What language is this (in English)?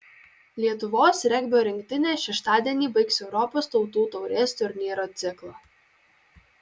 Lithuanian